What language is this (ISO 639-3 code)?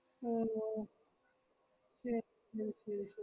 mal